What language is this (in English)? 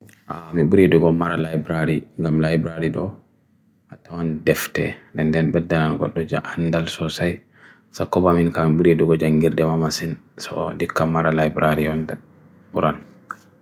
Bagirmi Fulfulde